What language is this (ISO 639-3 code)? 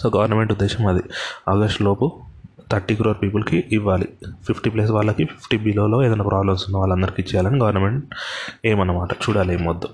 tel